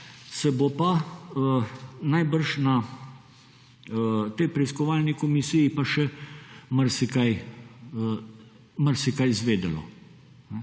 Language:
Slovenian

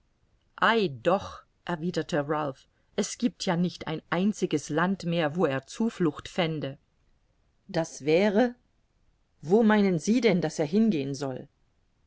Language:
German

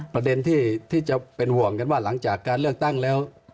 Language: Thai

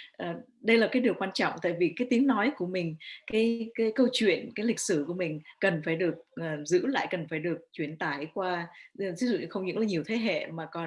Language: Vietnamese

